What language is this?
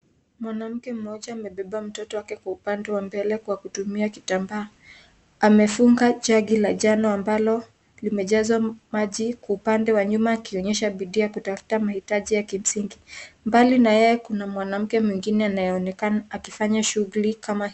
Swahili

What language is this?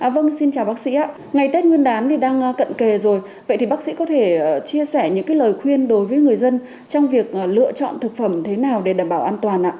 Vietnamese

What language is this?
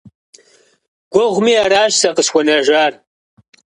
Kabardian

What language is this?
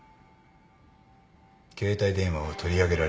Japanese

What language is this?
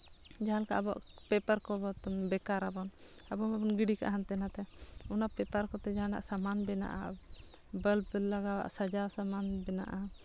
Santali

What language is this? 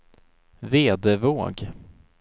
Swedish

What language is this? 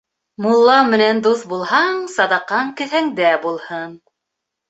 Bashkir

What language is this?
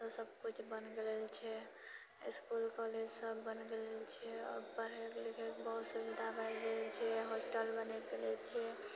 Maithili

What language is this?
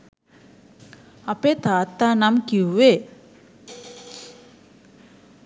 Sinhala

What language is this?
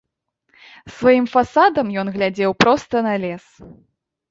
Belarusian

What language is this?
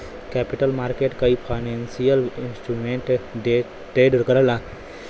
Bhojpuri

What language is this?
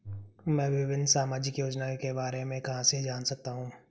Hindi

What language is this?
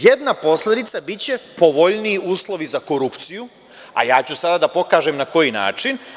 Serbian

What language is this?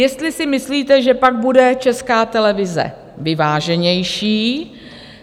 Czech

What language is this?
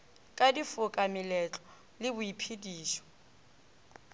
Northern Sotho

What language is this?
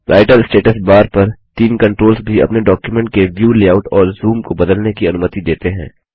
Hindi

